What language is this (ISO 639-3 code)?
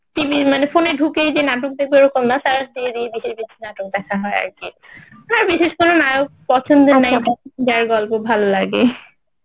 ben